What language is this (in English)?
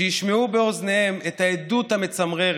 Hebrew